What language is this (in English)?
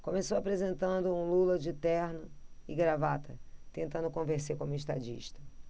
Portuguese